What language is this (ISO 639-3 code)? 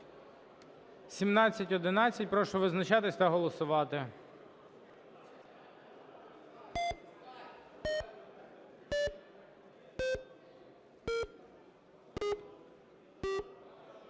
ukr